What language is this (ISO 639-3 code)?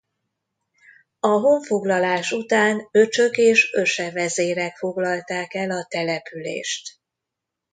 hun